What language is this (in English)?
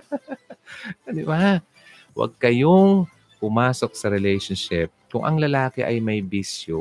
Filipino